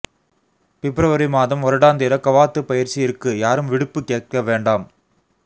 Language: Tamil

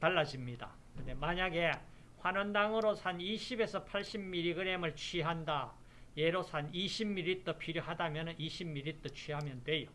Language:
Korean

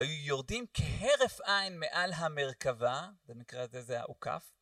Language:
Hebrew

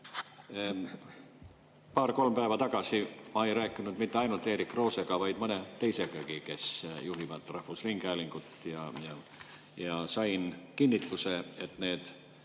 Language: Estonian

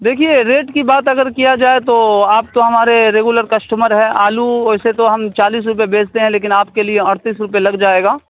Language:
Urdu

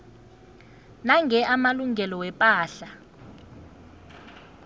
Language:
South Ndebele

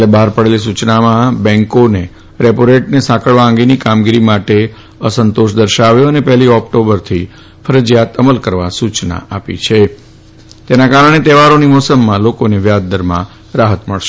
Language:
Gujarati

